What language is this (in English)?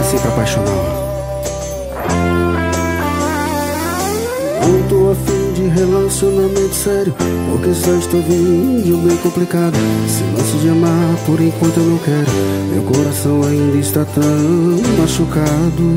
Portuguese